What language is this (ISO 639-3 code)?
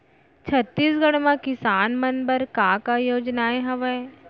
hne